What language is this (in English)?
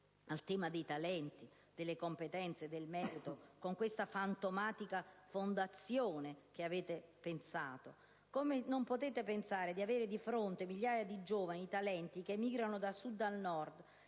Italian